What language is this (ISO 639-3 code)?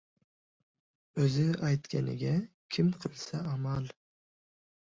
uzb